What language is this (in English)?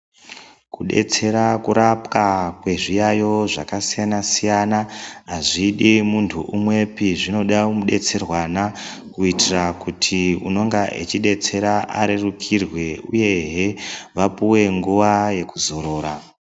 Ndau